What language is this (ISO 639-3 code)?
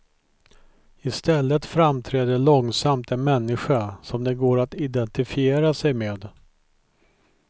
swe